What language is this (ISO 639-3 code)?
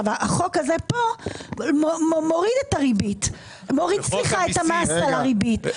heb